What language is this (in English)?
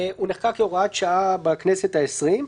Hebrew